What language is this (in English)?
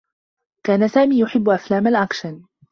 Arabic